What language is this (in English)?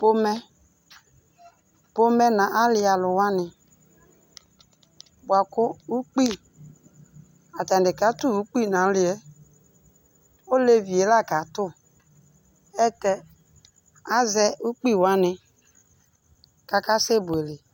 Ikposo